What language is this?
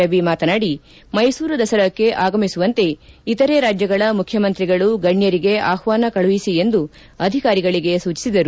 Kannada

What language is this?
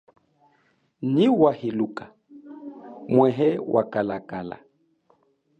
Chokwe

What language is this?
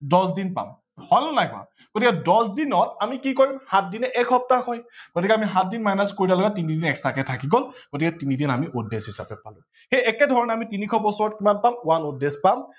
Assamese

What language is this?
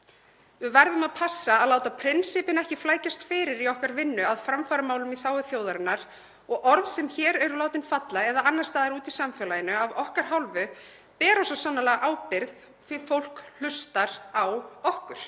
Icelandic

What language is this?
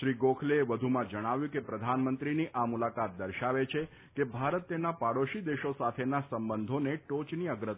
Gujarati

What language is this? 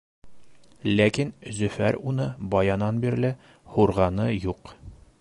Bashkir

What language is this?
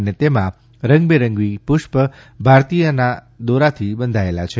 Gujarati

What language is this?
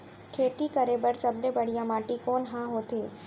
Chhattisgarhi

